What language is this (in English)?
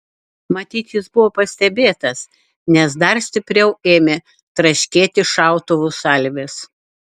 Lithuanian